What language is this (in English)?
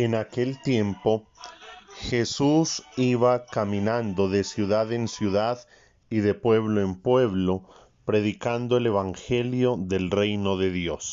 Spanish